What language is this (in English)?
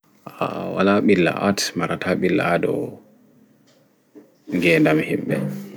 Fula